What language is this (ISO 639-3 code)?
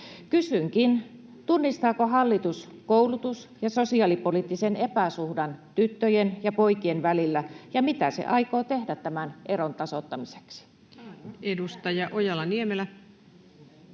fin